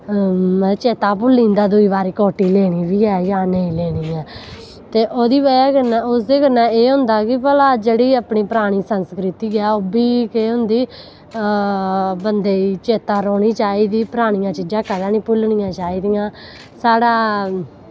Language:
Dogri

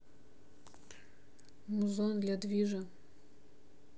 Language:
Russian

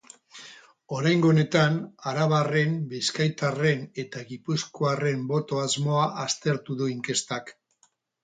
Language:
Basque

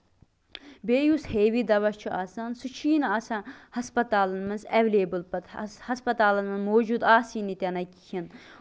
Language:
Kashmiri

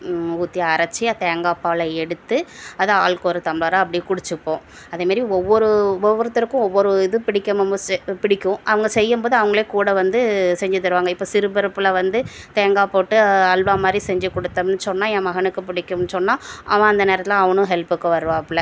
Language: Tamil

